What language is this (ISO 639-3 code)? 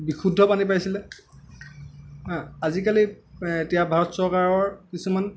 asm